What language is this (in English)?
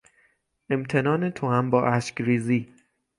Persian